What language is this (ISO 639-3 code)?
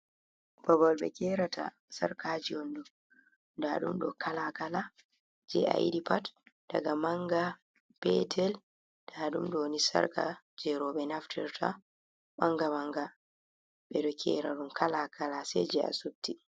ful